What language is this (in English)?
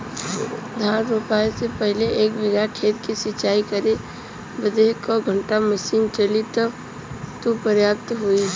Bhojpuri